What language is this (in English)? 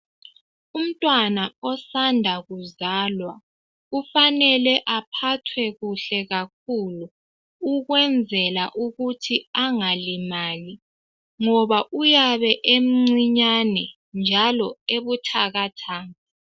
North Ndebele